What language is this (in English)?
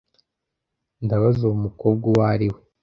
Kinyarwanda